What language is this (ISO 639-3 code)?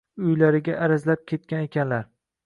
uzb